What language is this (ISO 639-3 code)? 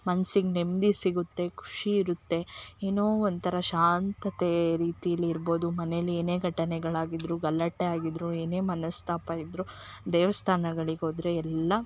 kan